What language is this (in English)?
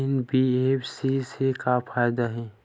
Chhattisgarhi